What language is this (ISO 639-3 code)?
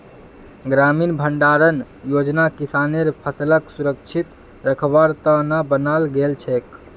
mag